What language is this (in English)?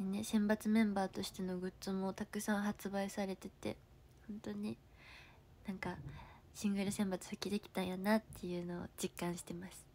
Japanese